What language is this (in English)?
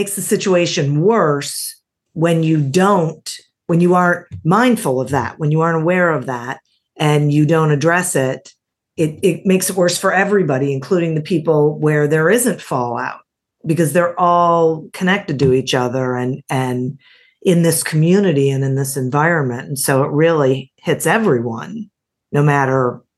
English